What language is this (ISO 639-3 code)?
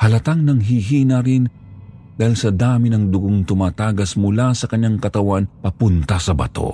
fil